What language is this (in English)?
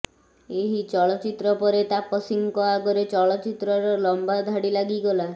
Odia